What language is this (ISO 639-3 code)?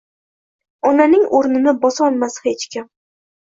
uzb